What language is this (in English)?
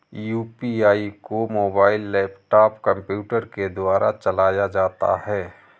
Hindi